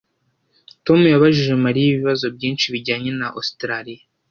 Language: Kinyarwanda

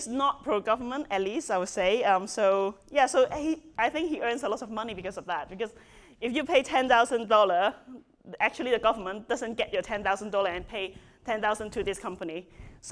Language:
English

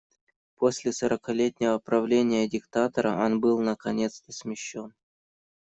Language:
Russian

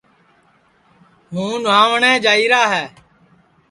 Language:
Sansi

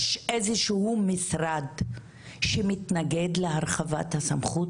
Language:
Hebrew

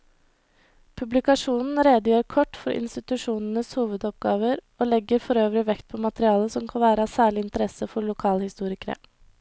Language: Norwegian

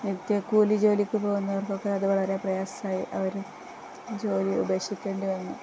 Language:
Malayalam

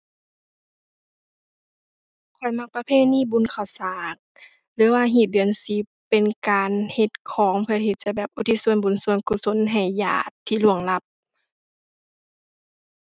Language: Thai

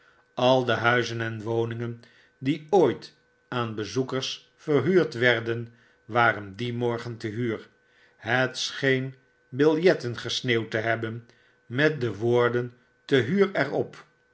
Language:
Dutch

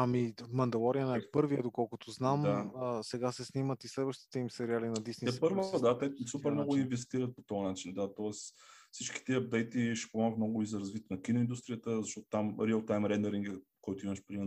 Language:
Bulgarian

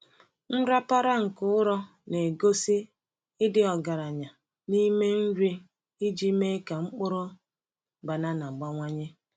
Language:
Igbo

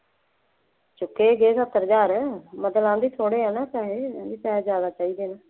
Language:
Punjabi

